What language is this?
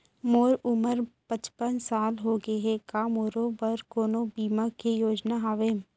Chhattisgarhi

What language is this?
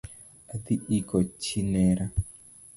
Luo (Kenya and Tanzania)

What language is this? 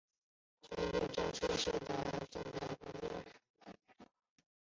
Chinese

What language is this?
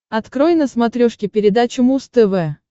Russian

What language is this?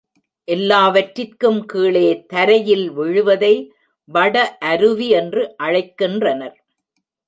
Tamil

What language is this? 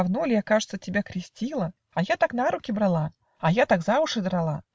Russian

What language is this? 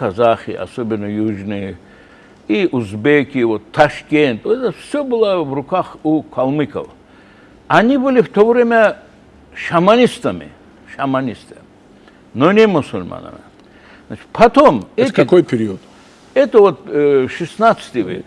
Russian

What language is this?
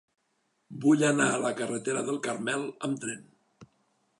Catalan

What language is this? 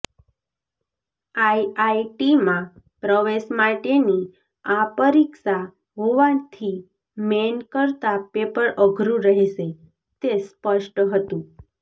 Gujarati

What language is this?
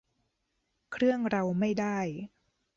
Thai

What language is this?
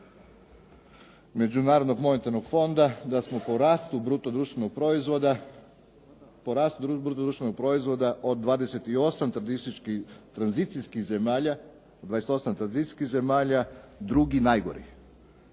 Croatian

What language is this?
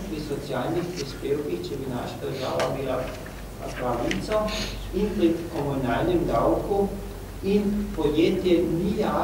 Romanian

